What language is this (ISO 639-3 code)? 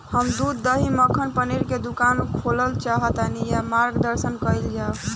bho